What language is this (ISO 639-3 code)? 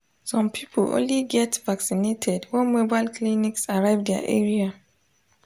pcm